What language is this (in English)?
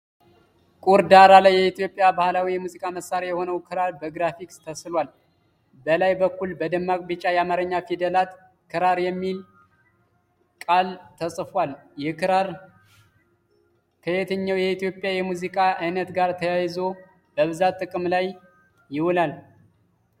Amharic